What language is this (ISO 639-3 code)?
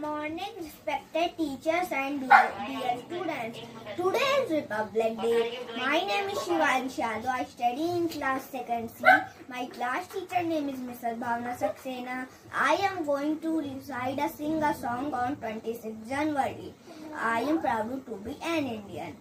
eng